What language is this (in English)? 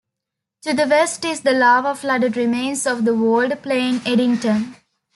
English